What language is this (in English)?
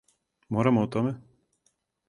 Serbian